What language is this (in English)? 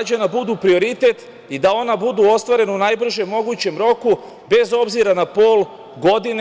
Serbian